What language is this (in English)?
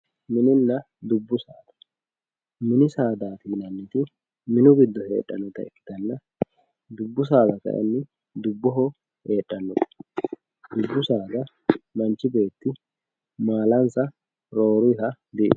Sidamo